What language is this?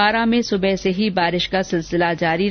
Hindi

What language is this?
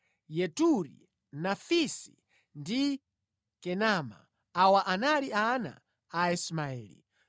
Nyanja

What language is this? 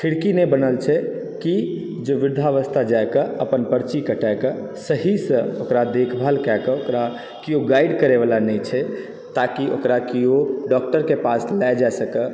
Maithili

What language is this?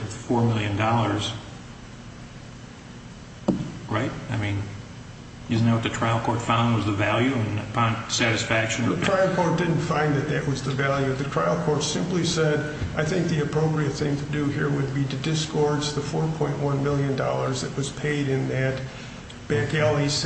English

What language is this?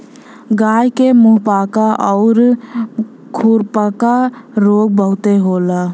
Bhojpuri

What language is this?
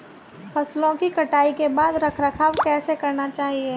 Hindi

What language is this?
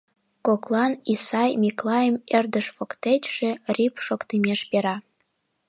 Mari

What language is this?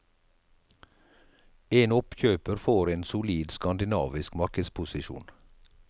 Norwegian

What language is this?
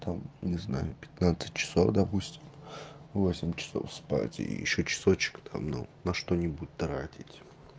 Russian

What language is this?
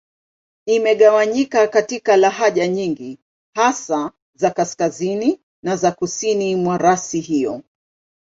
Swahili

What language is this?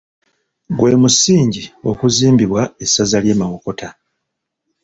Ganda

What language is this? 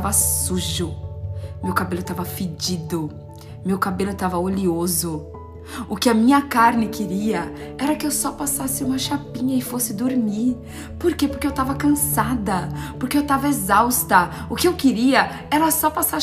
Portuguese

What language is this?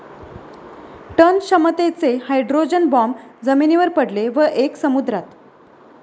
Marathi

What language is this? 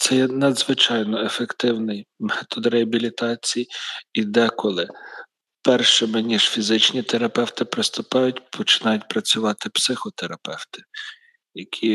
Ukrainian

